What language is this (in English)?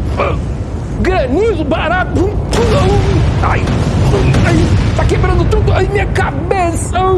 Portuguese